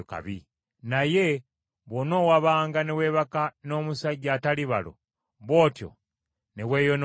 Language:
Ganda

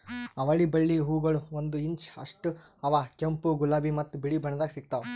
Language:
Kannada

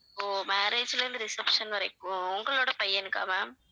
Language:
Tamil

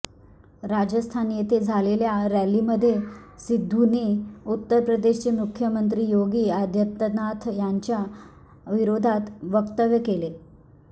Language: Marathi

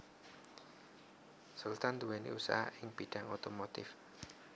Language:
Javanese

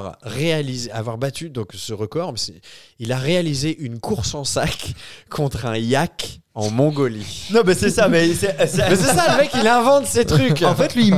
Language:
French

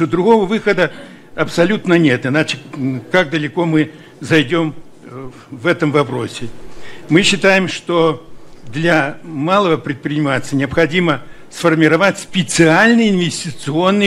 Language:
Russian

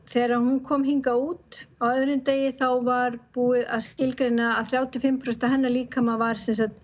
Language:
Icelandic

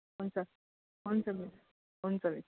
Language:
Nepali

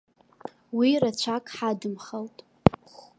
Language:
Abkhazian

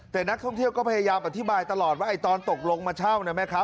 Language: Thai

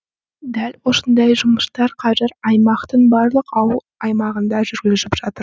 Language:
Kazakh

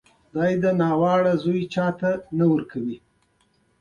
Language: Pashto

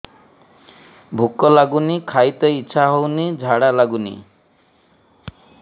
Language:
Odia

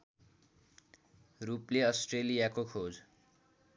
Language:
Nepali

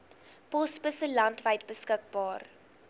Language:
Afrikaans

